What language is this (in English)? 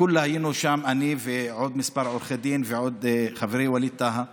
Hebrew